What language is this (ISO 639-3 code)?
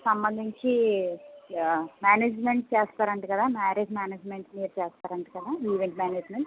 tel